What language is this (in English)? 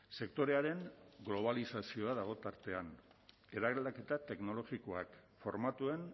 Basque